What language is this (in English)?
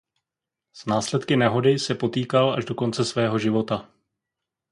Czech